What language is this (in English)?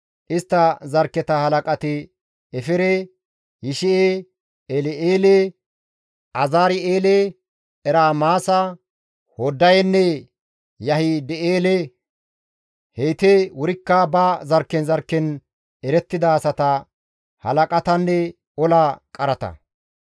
Gamo